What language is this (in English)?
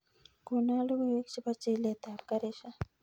Kalenjin